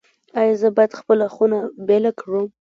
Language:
Pashto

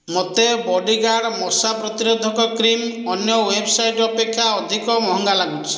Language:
Odia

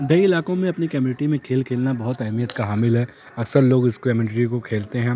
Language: Urdu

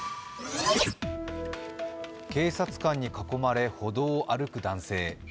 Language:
Japanese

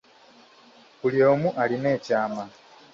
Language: Ganda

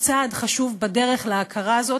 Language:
Hebrew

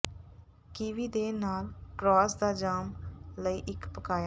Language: Punjabi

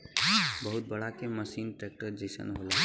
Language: Bhojpuri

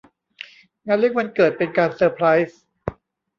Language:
Thai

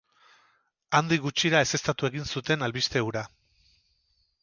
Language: Basque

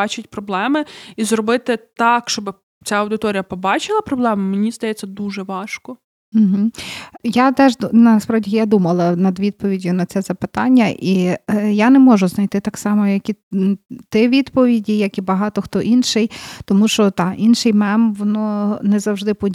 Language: Ukrainian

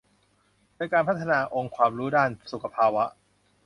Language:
Thai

